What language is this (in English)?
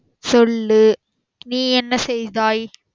Tamil